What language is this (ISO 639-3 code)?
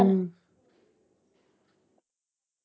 pan